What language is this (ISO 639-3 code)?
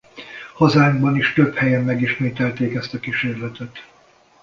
hun